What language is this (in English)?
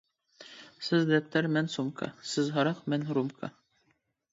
Uyghur